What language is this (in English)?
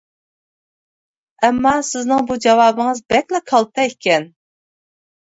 Uyghur